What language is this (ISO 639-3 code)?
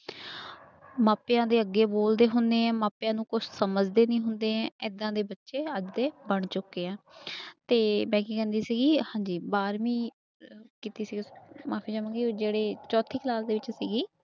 pan